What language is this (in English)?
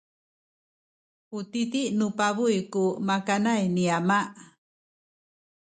Sakizaya